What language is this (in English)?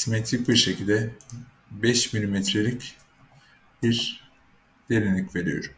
Turkish